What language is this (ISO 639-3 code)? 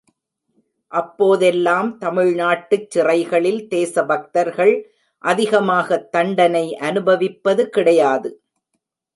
tam